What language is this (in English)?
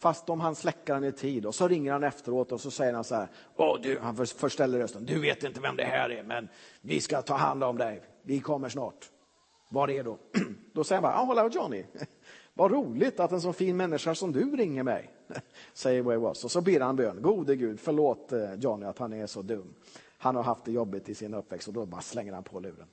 Swedish